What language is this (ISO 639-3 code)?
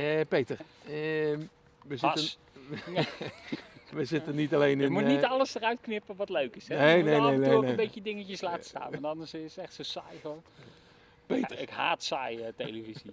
nld